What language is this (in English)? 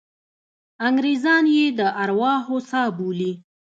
Pashto